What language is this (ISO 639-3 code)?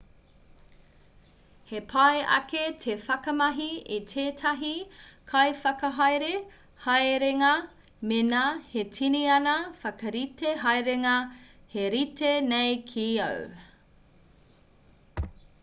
mri